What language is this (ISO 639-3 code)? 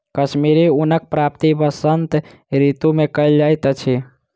mai